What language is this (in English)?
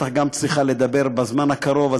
Hebrew